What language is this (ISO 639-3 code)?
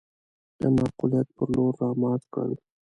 pus